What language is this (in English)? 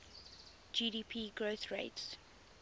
English